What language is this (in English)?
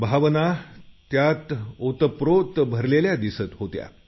Marathi